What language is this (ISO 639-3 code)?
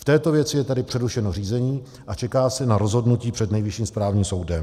ces